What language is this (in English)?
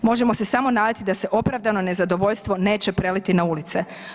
Croatian